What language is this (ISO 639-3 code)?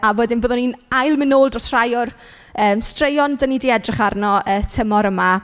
cym